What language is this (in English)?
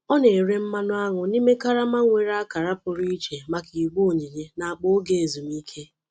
Igbo